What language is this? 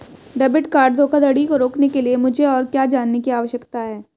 Hindi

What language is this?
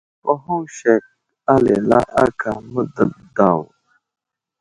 Wuzlam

